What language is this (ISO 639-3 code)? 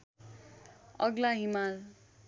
nep